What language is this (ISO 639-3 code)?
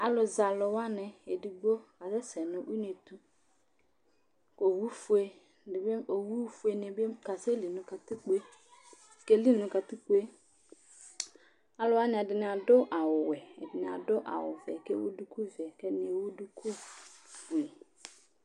kpo